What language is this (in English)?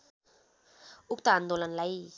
Nepali